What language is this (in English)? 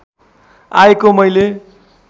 Nepali